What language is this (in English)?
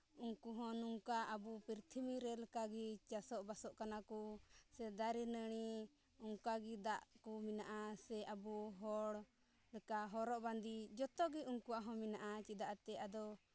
Santali